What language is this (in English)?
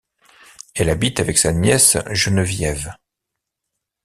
French